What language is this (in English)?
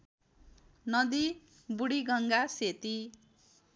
Nepali